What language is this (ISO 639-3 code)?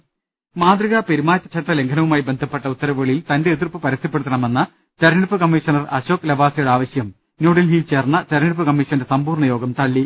mal